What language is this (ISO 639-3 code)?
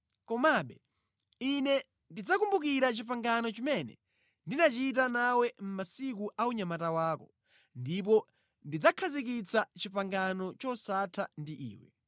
nya